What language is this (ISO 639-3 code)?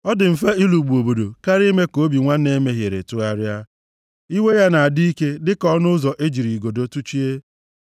ibo